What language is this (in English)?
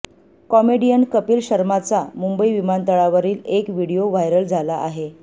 Marathi